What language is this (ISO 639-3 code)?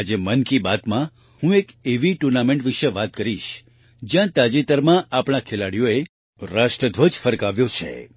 guj